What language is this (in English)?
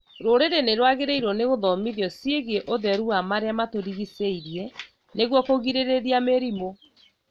Kikuyu